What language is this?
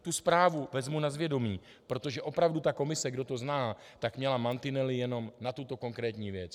Czech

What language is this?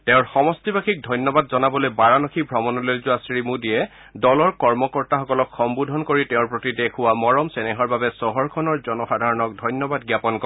Assamese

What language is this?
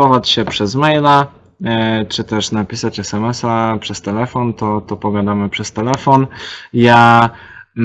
Polish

